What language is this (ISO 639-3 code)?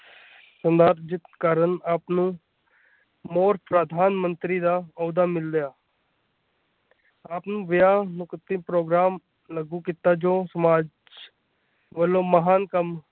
pan